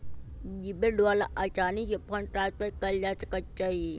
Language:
Magahi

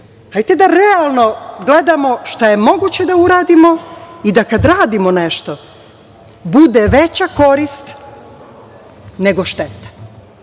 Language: Serbian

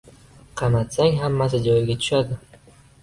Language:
Uzbek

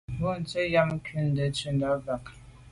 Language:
Medumba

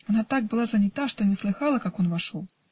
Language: Russian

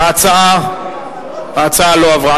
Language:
Hebrew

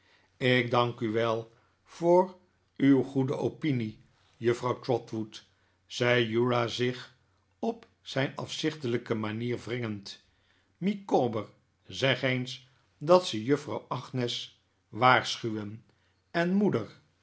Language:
Dutch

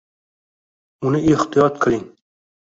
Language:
Uzbek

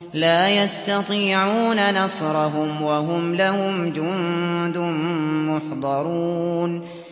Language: Arabic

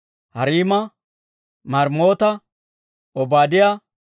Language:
Dawro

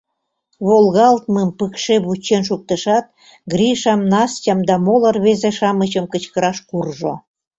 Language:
Mari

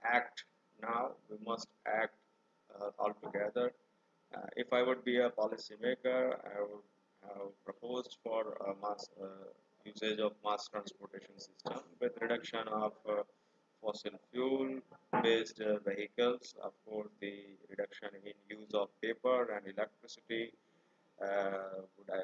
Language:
English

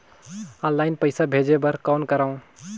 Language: Chhattisgarhi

